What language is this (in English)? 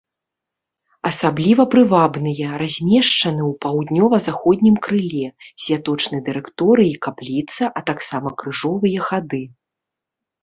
Belarusian